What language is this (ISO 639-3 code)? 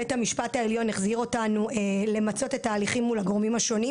heb